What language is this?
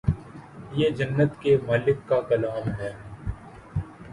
Urdu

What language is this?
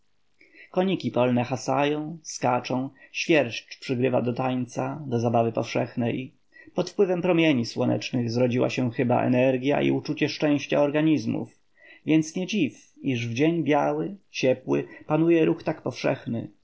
Polish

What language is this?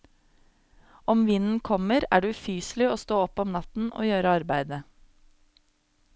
Norwegian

